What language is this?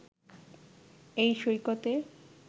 Bangla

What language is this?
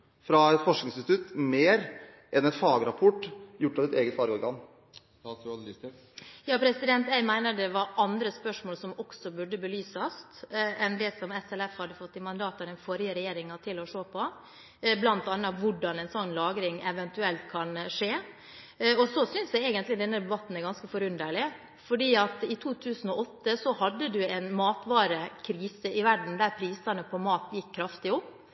Norwegian Bokmål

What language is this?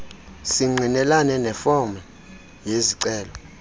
Xhosa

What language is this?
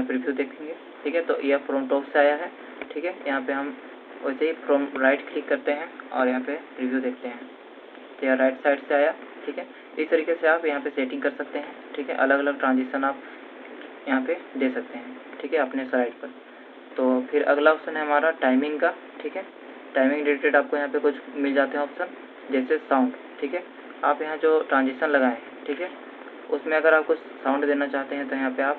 Hindi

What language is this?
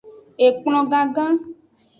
Aja (Benin)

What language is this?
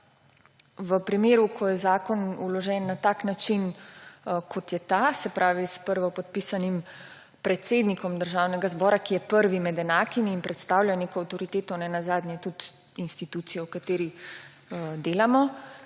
Slovenian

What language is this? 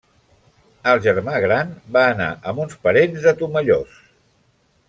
Catalan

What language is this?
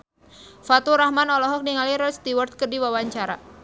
Sundanese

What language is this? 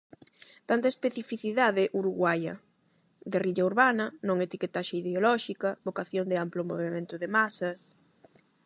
Galician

